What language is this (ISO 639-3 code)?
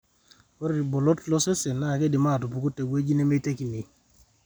mas